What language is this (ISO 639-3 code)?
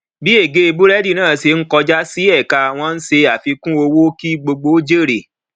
yor